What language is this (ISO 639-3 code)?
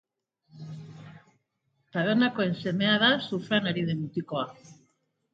eus